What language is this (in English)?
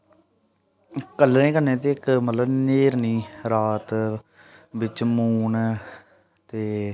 Dogri